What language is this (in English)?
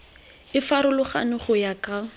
Tswana